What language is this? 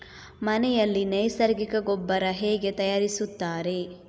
Kannada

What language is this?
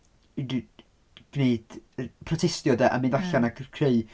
Welsh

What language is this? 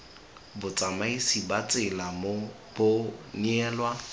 Tswana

